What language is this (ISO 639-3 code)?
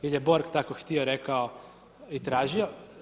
hrv